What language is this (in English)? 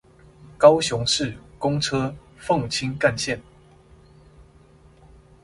Chinese